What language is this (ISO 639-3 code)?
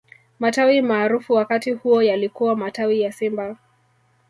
swa